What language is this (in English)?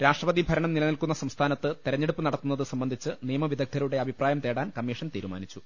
Malayalam